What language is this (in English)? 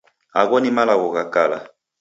Taita